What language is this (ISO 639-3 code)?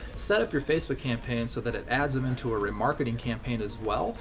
eng